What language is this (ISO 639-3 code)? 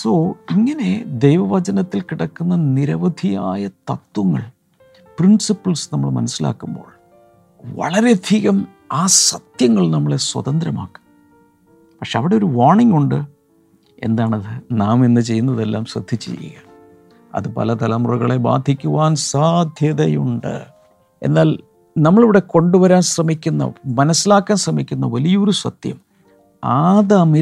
mal